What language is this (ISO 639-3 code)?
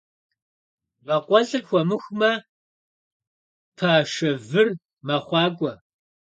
kbd